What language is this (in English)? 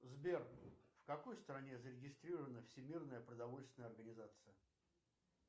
Russian